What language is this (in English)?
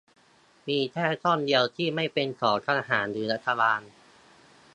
Thai